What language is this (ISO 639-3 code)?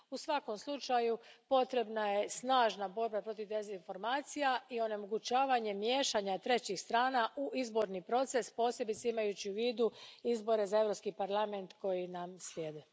hrv